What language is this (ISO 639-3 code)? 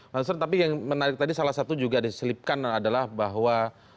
ind